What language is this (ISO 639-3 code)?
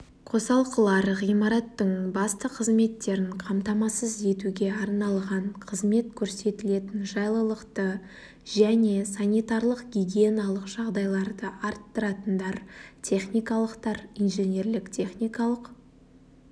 kaz